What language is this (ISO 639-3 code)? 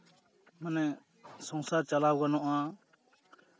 sat